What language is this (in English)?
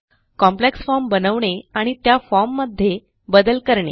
Marathi